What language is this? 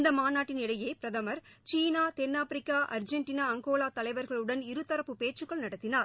Tamil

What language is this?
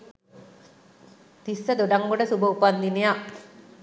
Sinhala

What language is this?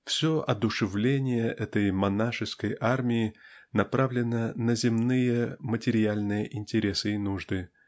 Russian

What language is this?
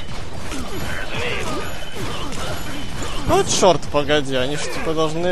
Russian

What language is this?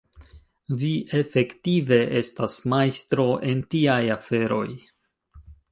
Esperanto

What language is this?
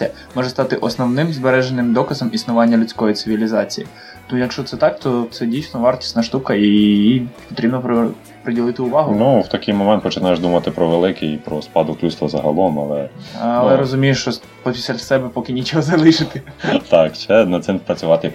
Ukrainian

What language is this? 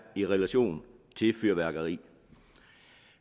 Danish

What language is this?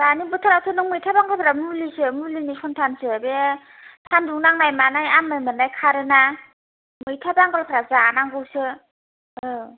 Bodo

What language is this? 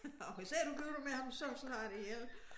Danish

